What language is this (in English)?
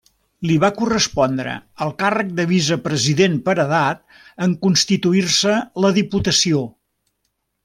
Catalan